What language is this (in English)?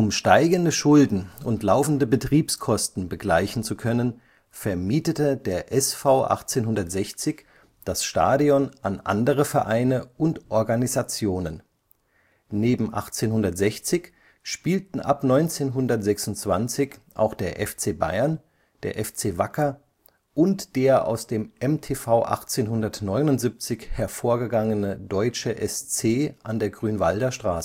German